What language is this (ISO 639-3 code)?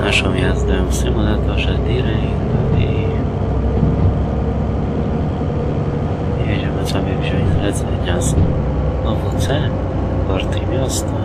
pol